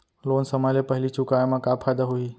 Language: Chhattisgarhi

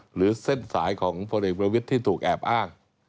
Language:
Thai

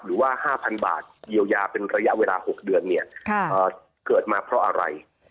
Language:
Thai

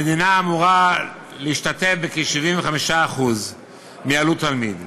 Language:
Hebrew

